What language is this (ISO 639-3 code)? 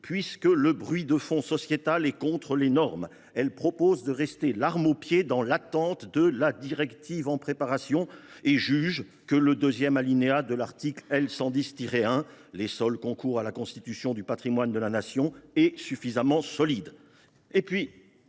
fra